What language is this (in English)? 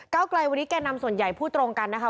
Thai